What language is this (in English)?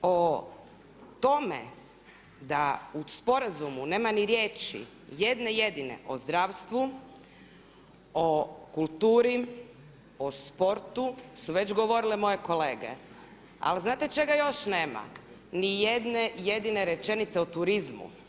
Croatian